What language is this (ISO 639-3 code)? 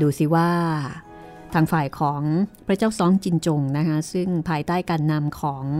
tha